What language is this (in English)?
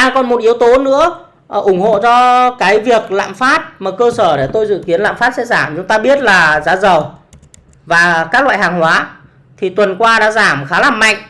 Vietnamese